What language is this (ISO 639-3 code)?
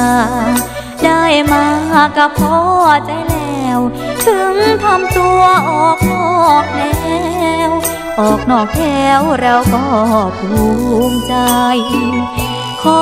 tha